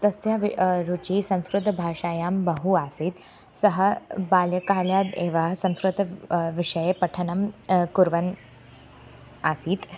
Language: Sanskrit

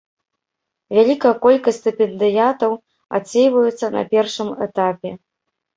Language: Belarusian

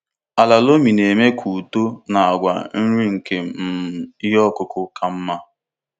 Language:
Igbo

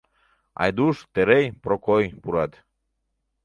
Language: Mari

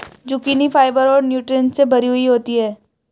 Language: Hindi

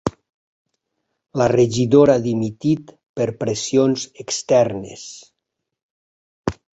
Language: Catalan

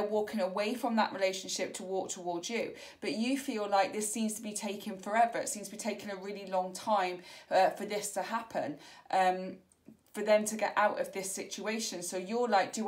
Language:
English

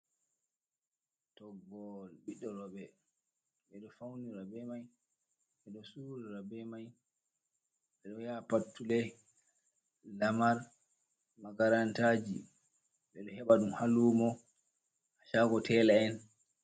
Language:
Fula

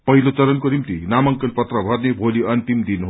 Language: Nepali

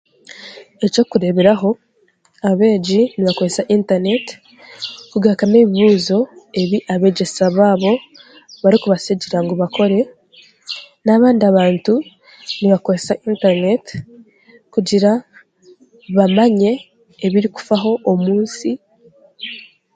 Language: Chiga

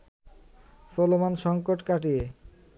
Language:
Bangla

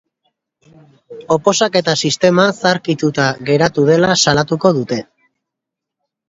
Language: Basque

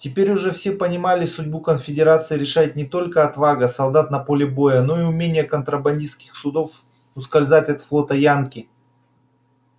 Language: Russian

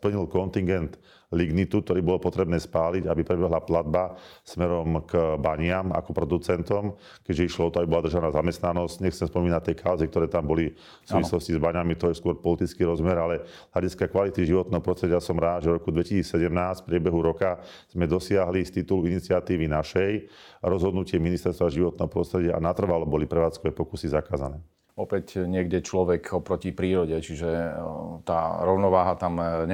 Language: Slovak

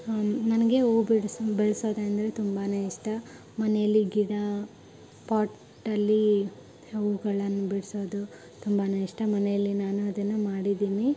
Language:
Kannada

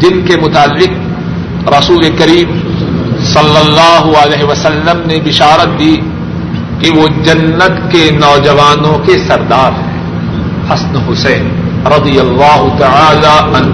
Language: Urdu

